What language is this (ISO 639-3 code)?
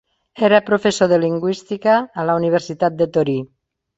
cat